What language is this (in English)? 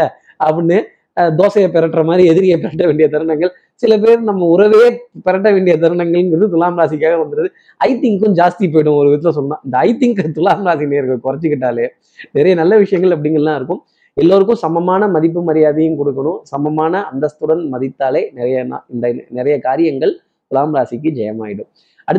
Tamil